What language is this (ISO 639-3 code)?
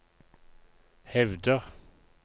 nor